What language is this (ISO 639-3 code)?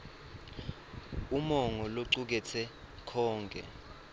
ssw